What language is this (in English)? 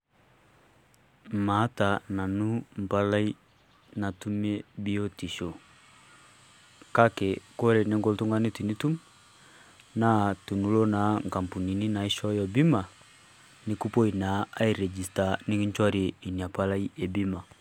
Masai